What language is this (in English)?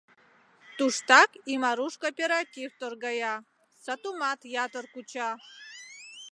Mari